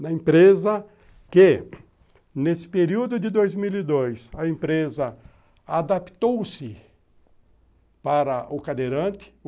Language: Portuguese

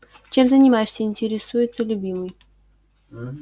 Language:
Russian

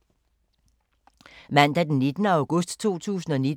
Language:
Danish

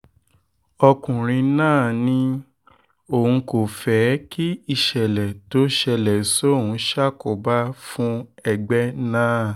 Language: Yoruba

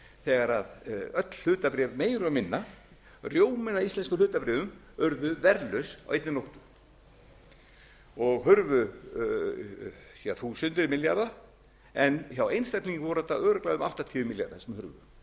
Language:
Icelandic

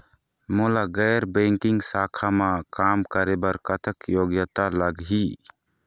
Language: Chhattisgarhi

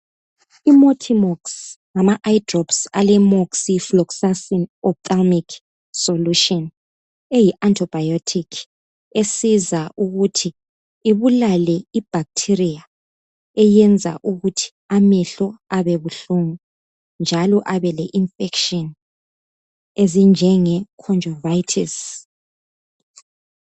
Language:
North Ndebele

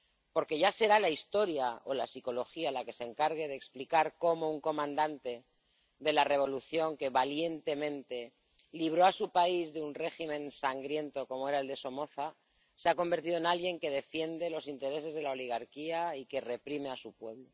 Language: Spanish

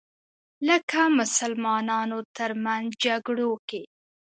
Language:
Pashto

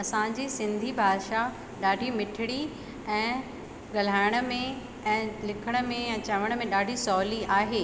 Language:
Sindhi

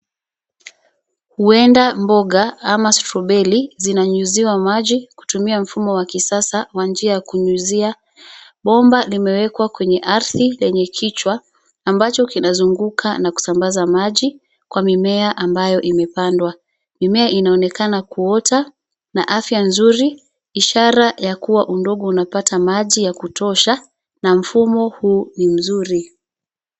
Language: Swahili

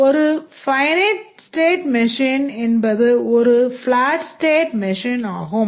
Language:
Tamil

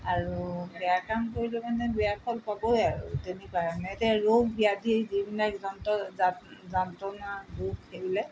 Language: Assamese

